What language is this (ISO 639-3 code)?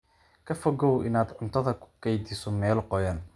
som